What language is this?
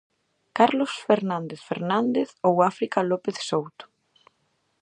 Galician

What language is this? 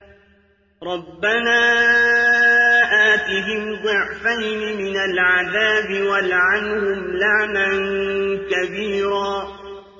Arabic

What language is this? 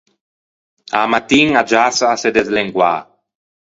Ligurian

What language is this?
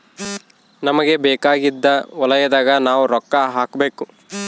Kannada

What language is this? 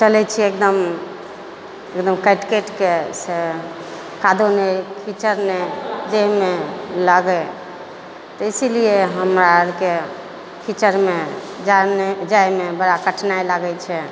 Maithili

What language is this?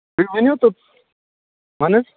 Kashmiri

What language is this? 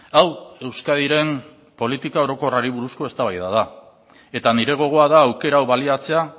Basque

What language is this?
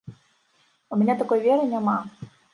Belarusian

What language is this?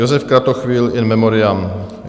Czech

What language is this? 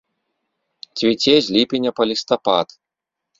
Belarusian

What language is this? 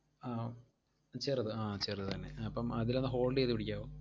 Malayalam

